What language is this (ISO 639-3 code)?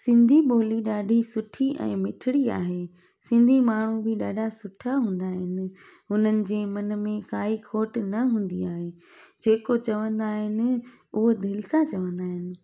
snd